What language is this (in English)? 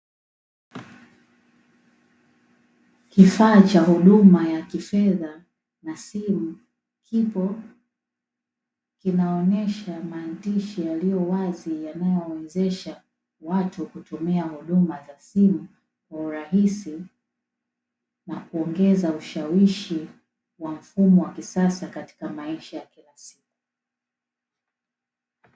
Swahili